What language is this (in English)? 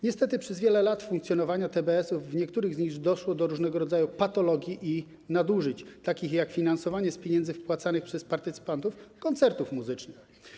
Polish